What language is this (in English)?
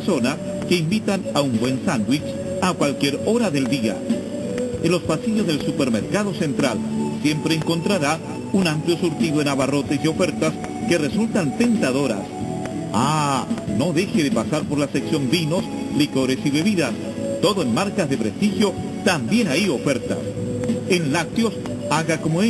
Spanish